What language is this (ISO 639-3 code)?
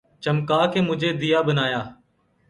urd